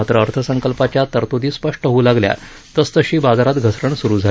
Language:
Marathi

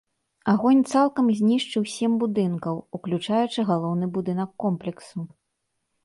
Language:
Belarusian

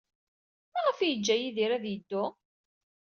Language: Kabyle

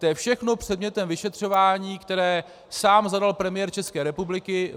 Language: Czech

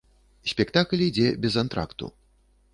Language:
Belarusian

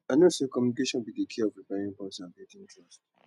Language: Nigerian Pidgin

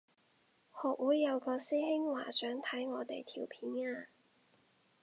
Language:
Cantonese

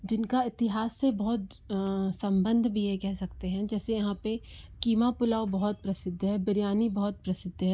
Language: Hindi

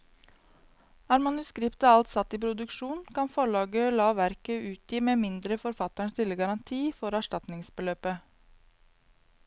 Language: Norwegian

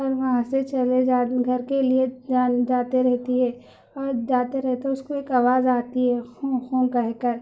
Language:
Urdu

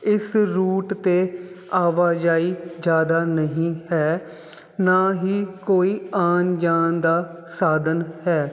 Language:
Punjabi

